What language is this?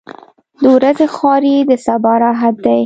Pashto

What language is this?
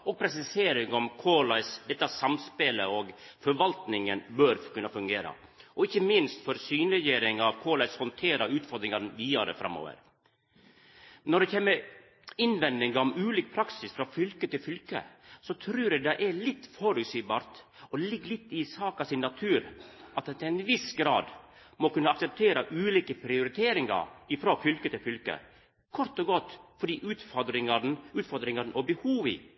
Norwegian Nynorsk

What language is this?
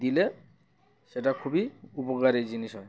Bangla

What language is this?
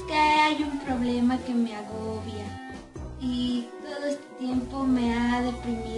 Spanish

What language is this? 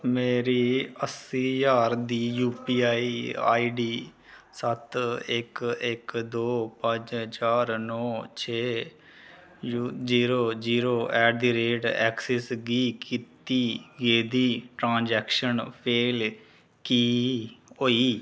Dogri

